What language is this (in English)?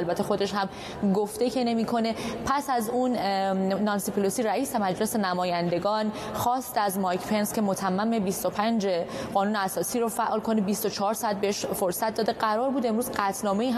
Persian